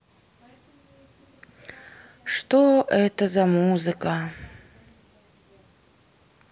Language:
Russian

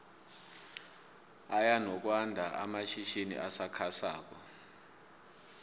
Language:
South Ndebele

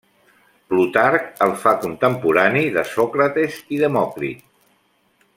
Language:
Catalan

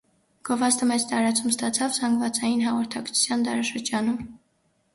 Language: Armenian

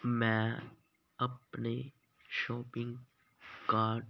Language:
Punjabi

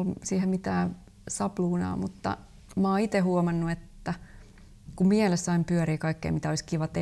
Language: Finnish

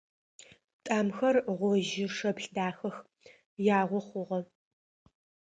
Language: Adyghe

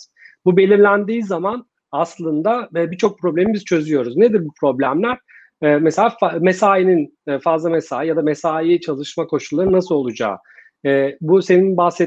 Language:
Turkish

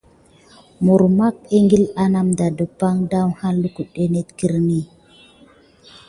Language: Gidar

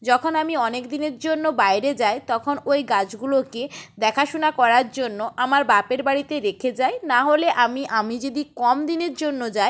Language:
Bangla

